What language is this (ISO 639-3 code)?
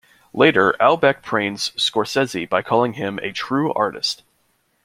eng